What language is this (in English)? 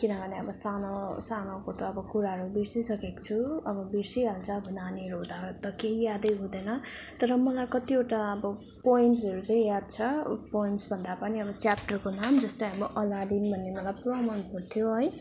Nepali